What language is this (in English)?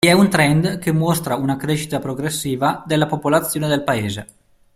Italian